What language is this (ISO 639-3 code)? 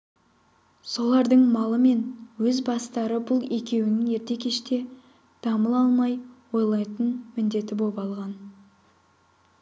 kaz